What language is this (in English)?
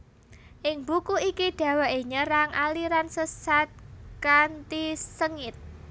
Javanese